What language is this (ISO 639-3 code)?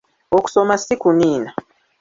lug